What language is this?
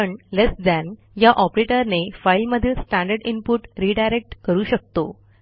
Marathi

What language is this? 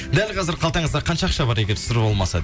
Kazakh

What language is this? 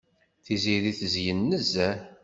Kabyle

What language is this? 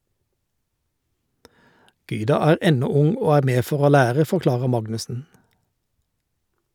Norwegian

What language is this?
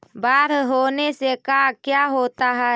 Magahi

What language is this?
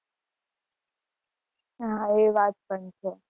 Gujarati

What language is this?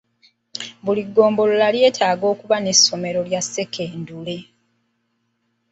Ganda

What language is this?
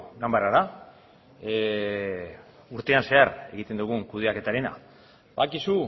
Basque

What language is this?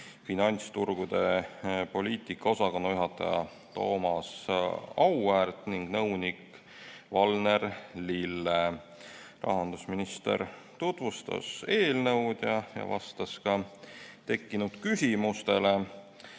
Estonian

